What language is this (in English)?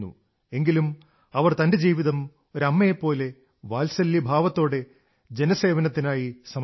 Malayalam